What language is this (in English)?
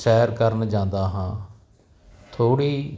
Punjabi